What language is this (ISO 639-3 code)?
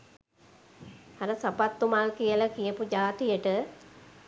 sin